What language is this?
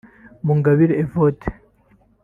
Kinyarwanda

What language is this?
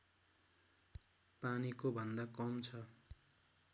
Nepali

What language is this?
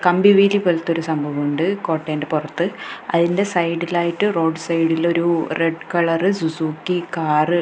Malayalam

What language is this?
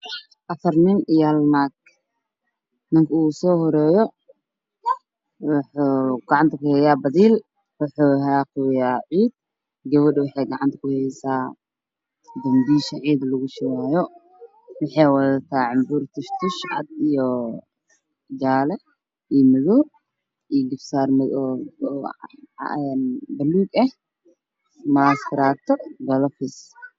Somali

